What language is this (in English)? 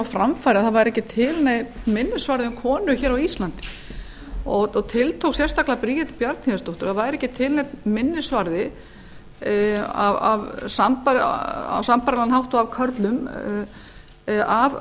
Icelandic